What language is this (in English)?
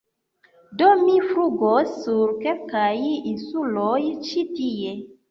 Esperanto